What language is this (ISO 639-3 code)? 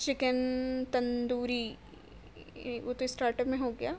urd